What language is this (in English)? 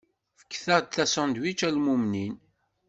Kabyle